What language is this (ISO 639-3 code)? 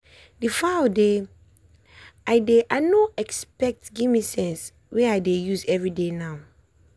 pcm